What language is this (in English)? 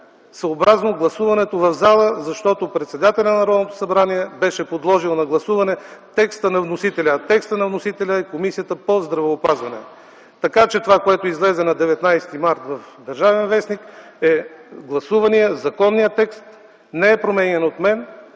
Bulgarian